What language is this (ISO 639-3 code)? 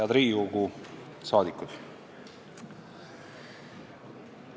est